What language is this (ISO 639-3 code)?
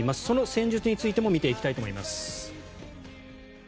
jpn